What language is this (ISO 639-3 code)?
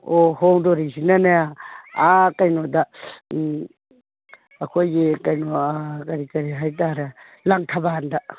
mni